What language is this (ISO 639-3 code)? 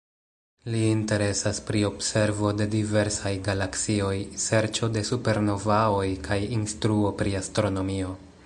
epo